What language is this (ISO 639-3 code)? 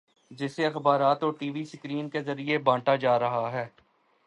urd